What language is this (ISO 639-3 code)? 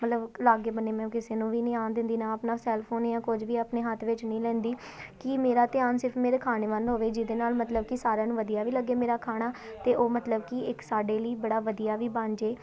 pan